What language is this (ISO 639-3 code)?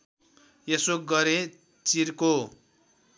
nep